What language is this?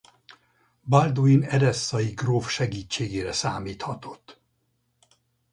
Hungarian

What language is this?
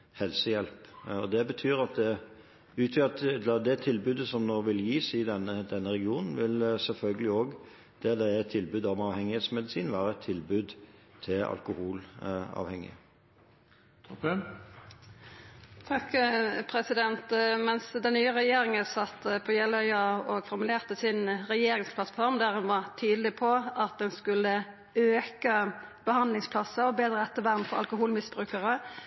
Norwegian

